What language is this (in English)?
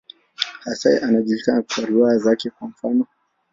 Swahili